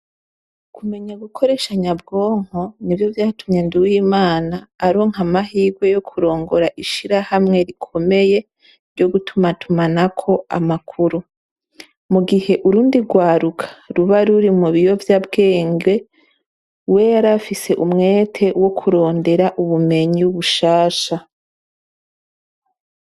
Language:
Rundi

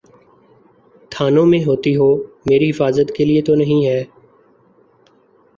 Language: Urdu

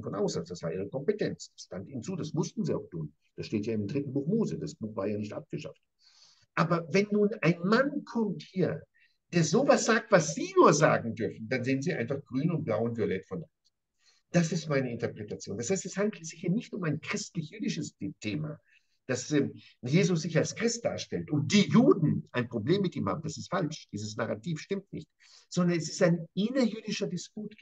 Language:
German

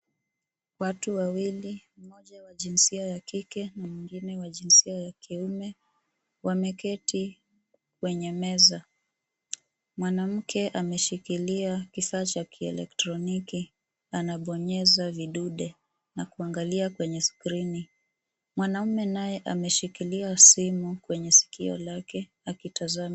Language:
Swahili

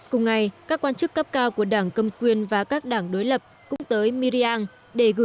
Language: Vietnamese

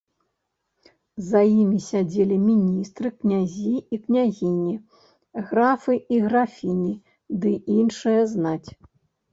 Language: Belarusian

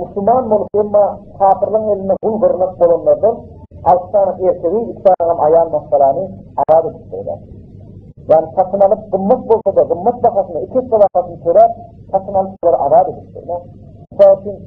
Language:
Turkish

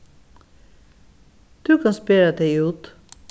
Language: Faroese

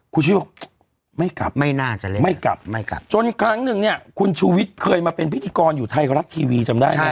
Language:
Thai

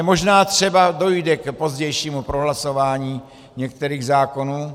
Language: Czech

